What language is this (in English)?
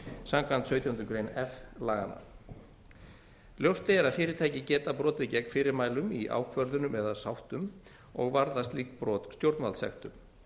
Icelandic